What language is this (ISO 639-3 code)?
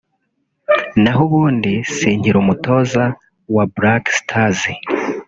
kin